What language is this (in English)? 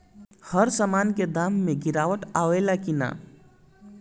Bhojpuri